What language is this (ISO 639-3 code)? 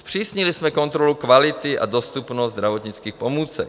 ces